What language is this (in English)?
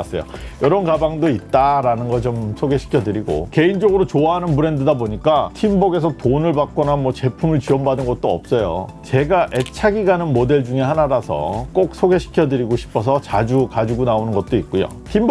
Korean